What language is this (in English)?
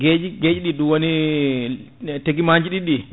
Fula